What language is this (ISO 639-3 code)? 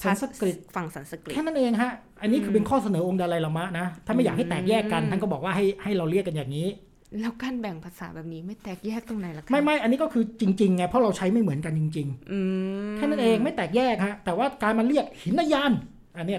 tha